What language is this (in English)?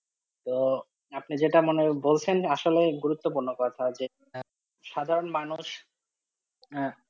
Bangla